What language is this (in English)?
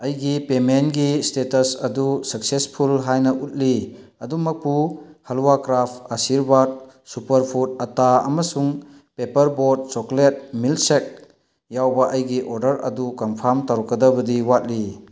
Manipuri